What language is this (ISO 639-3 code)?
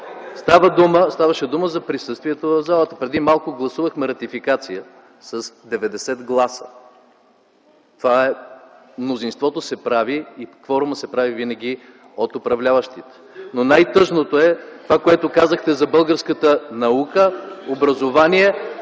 bul